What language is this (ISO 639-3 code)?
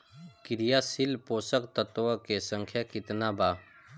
bho